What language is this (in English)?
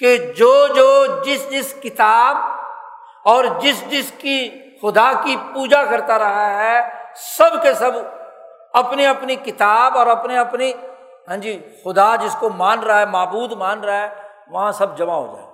Urdu